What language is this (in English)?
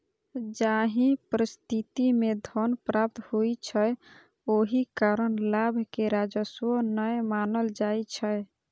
Maithili